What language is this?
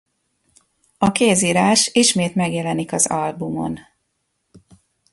Hungarian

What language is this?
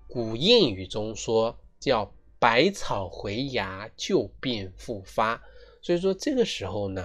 Chinese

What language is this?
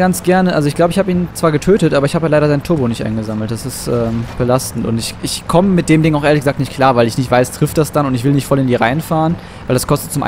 German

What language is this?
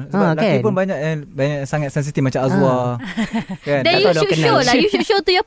Malay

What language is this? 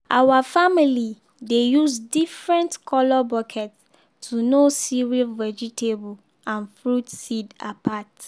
Nigerian Pidgin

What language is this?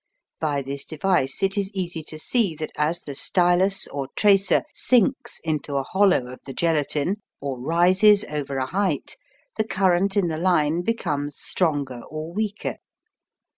English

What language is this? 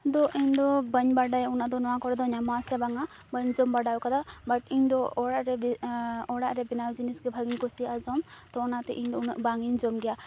Santali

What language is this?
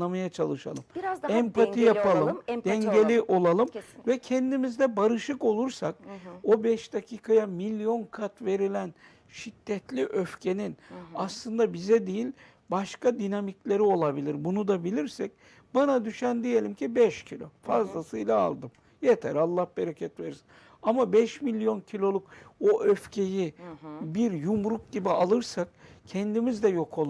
Turkish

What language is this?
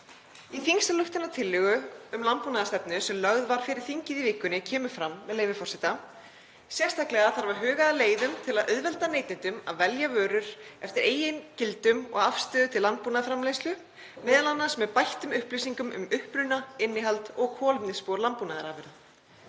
Icelandic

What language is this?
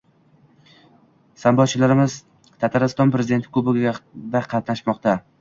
Uzbek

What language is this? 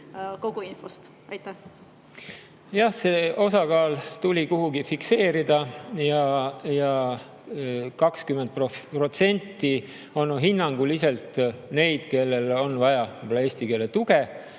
Estonian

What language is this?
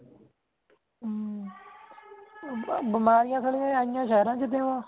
Punjabi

